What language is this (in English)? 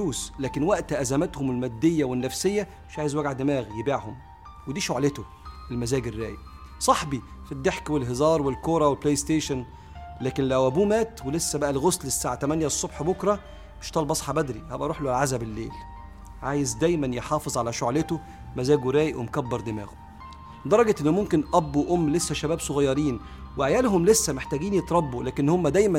Arabic